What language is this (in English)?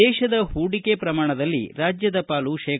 Kannada